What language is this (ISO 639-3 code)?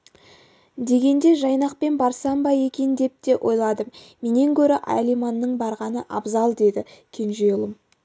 kaz